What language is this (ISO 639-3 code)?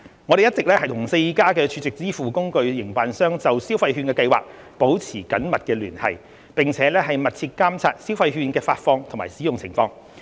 yue